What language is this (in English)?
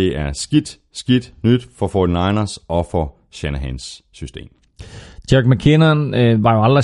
Danish